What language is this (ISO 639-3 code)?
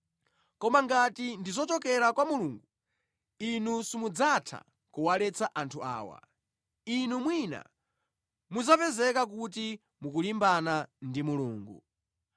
nya